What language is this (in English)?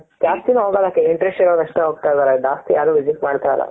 Kannada